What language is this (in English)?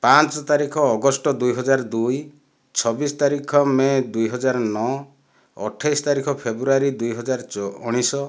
Odia